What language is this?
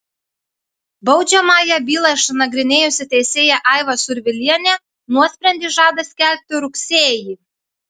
Lithuanian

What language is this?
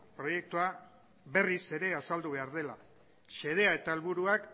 Basque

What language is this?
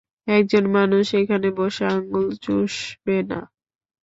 Bangla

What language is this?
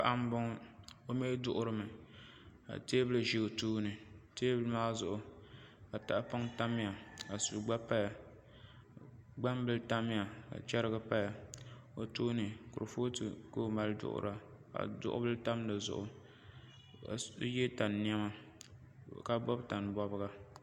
Dagbani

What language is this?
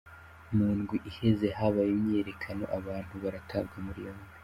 Kinyarwanda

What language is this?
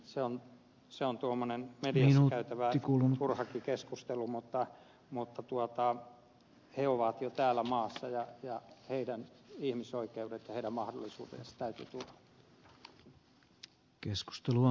Finnish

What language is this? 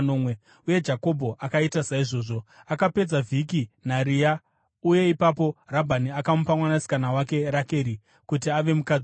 Shona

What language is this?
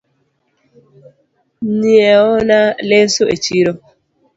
Luo (Kenya and Tanzania)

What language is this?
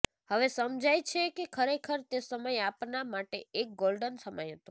Gujarati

